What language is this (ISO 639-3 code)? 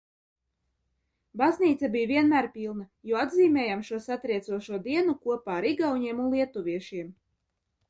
lav